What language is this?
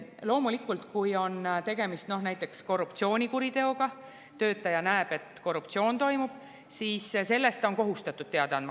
Estonian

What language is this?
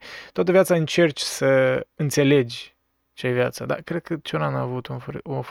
Romanian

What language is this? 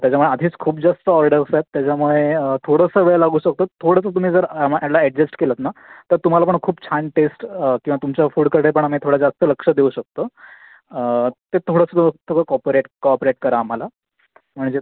Marathi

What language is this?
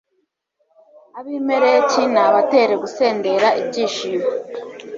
Kinyarwanda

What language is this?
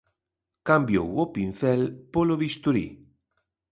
Galician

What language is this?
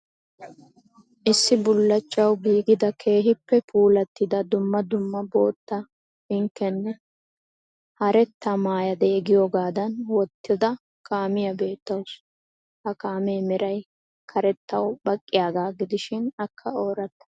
Wolaytta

